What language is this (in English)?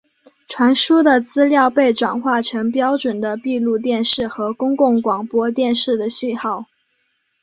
Chinese